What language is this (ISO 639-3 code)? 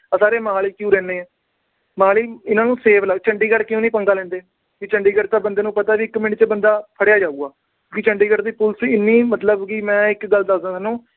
pan